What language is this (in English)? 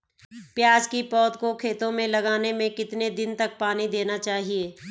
Hindi